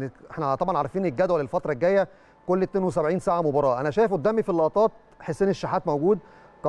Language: Arabic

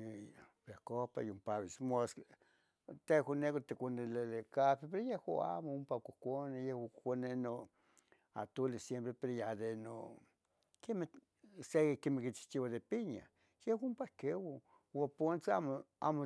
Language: Tetelcingo Nahuatl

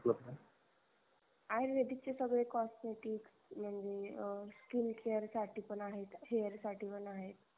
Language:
Marathi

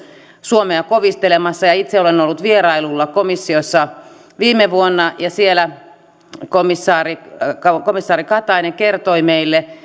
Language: Finnish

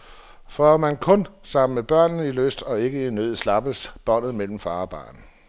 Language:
Danish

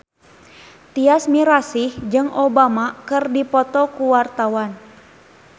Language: Sundanese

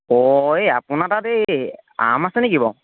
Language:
Assamese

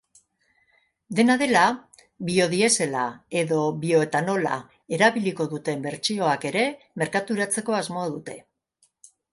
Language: Basque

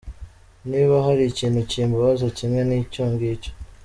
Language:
Kinyarwanda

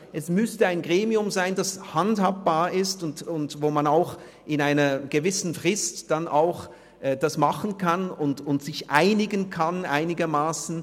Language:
Swiss German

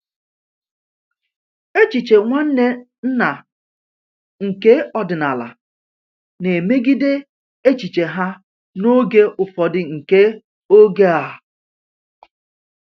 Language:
Igbo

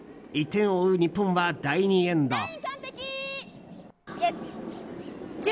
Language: Japanese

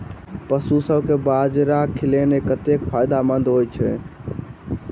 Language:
Maithili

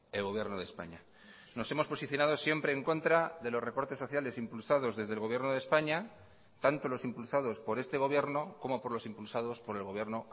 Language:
Spanish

